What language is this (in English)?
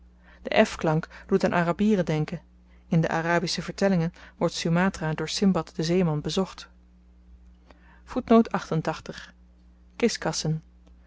Dutch